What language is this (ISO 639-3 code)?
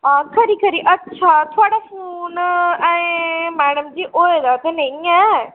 doi